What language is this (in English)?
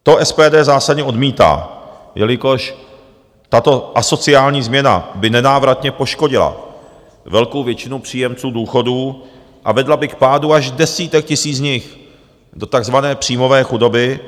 Czech